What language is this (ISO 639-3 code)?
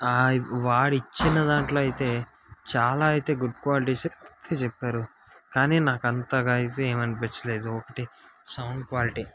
tel